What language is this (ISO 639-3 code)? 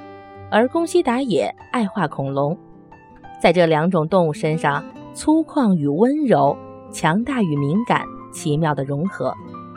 zho